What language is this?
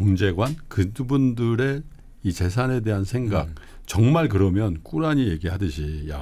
Korean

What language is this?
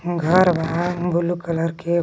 Magahi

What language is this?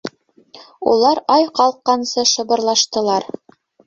Bashkir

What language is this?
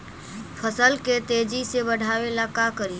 Magahi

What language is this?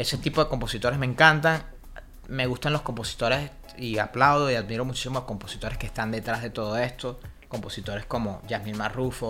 Spanish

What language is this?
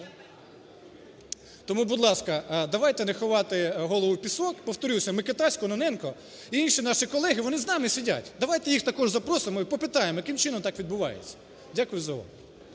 Ukrainian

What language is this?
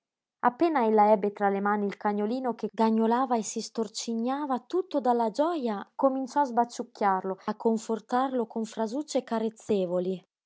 Italian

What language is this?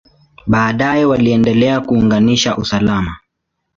Swahili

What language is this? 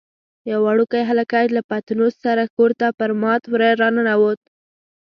Pashto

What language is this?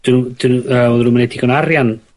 Welsh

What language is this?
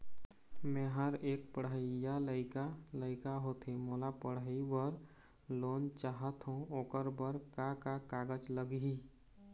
Chhattisgarhi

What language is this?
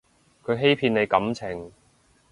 Cantonese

